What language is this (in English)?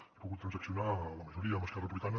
Catalan